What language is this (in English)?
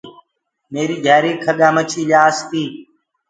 Gurgula